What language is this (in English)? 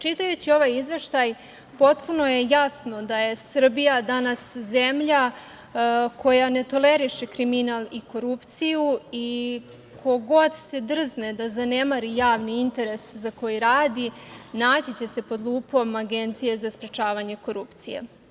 Serbian